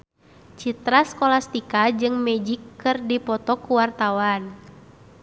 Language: Sundanese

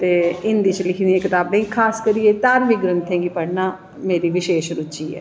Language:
Dogri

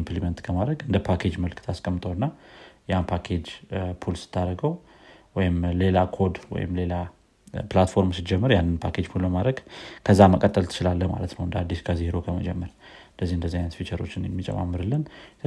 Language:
Amharic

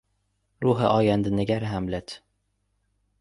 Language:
Persian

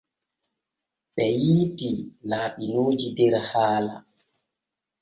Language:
Borgu Fulfulde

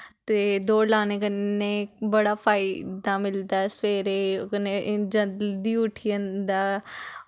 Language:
Dogri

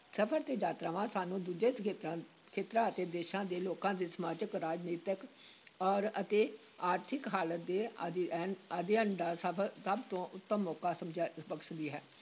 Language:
Punjabi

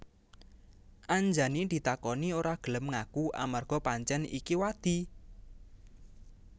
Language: Javanese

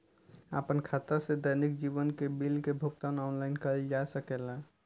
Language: Bhojpuri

